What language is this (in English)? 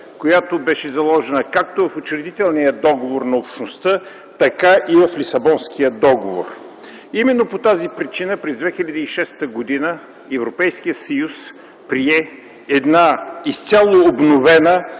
Bulgarian